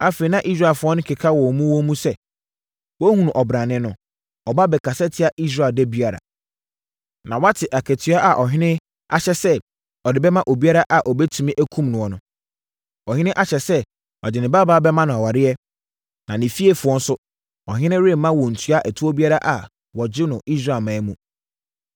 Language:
Akan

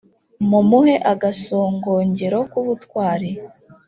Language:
Kinyarwanda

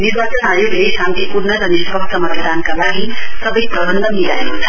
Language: Nepali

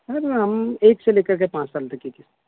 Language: Urdu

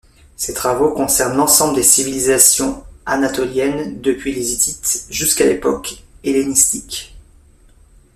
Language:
French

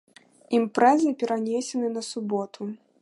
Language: Belarusian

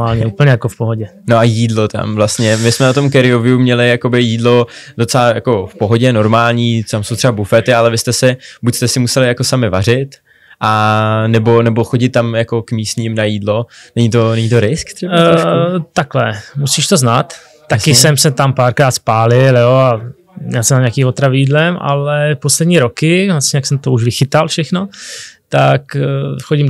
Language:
Czech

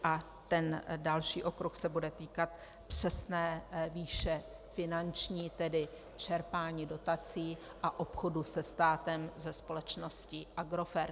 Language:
Czech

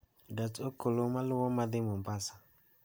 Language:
Luo (Kenya and Tanzania)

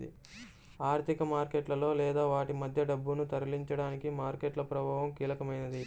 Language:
Telugu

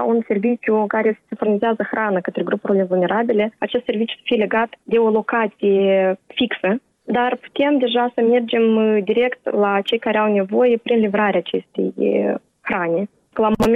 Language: Romanian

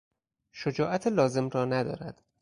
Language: Persian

